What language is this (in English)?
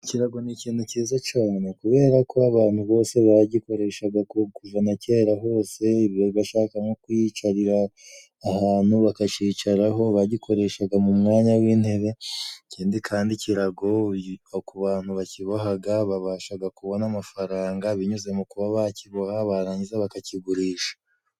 Kinyarwanda